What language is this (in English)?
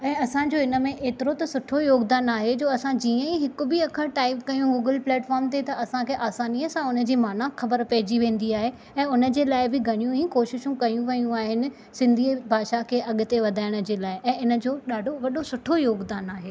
Sindhi